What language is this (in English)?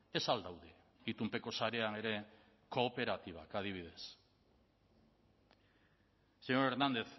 Basque